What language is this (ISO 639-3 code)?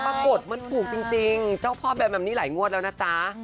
tha